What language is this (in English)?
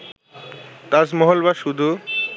Bangla